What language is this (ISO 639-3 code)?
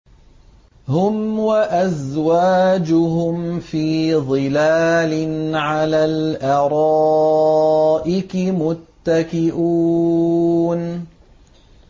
ara